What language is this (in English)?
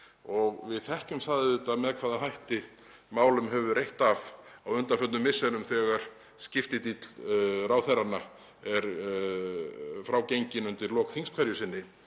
Icelandic